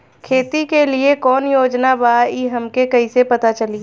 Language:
Bhojpuri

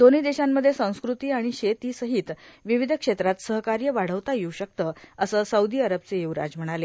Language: Marathi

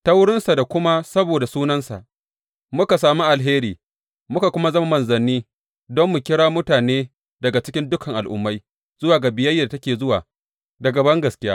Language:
Hausa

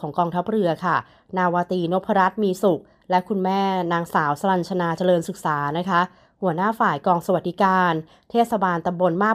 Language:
Thai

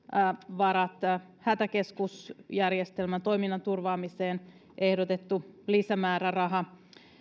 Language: Finnish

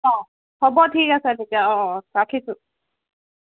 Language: Assamese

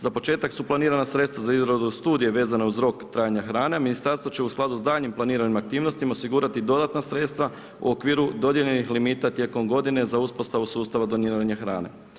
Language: Croatian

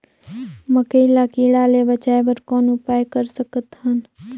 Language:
Chhattisgarhi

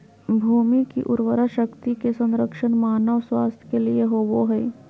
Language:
Magahi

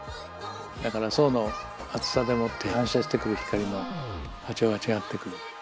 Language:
Japanese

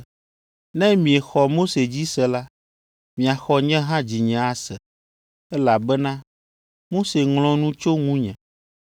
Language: Ewe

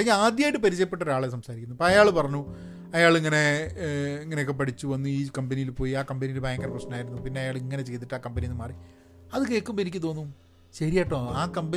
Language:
Malayalam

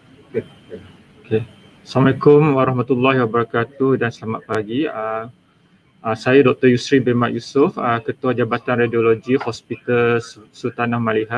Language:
Malay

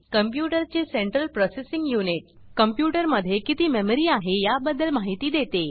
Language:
Marathi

